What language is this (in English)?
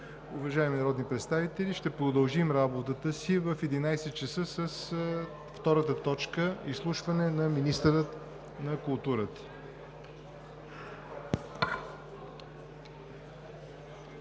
Bulgarian